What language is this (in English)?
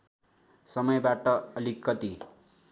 Nepali